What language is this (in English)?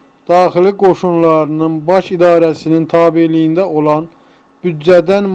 Turkish